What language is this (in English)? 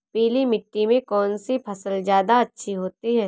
Hindi